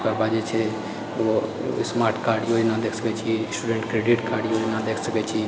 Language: Maithili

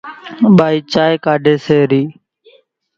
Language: Kachi Koli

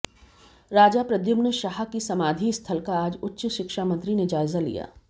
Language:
Hindi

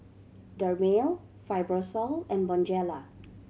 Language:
English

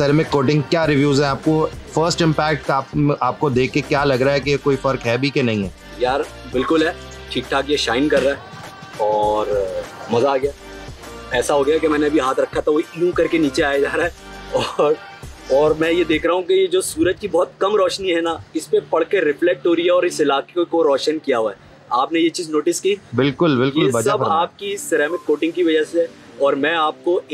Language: Hindi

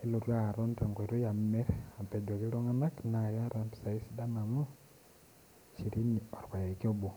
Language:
Masai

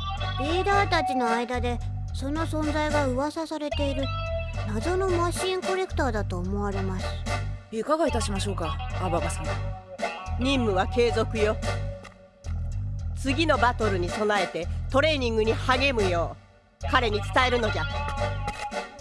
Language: Japanese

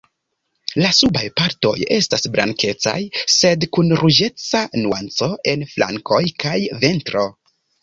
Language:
Esperanto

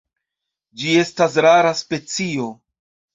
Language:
Esperanto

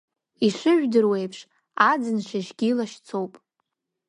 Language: Abkhazian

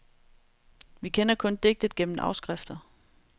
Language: Danish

